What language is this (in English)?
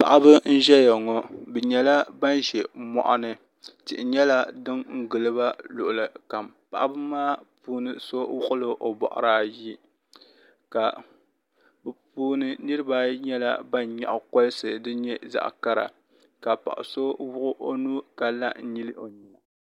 Dagbani